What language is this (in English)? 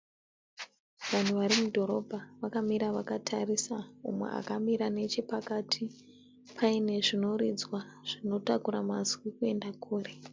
Shona